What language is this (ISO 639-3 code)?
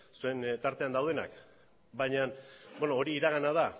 eus